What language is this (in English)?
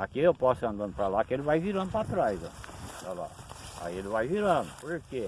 Portuguese